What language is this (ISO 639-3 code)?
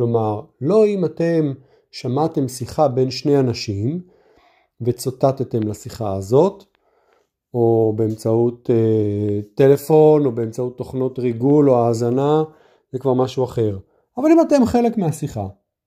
heb